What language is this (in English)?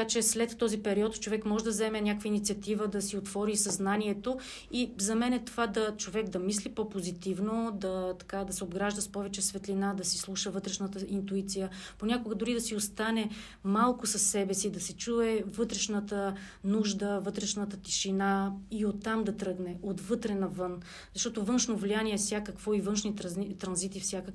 Bulgarian